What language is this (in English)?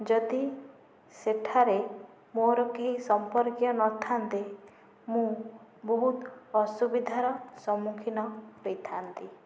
Odia